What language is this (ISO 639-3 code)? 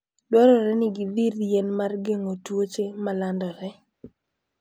luo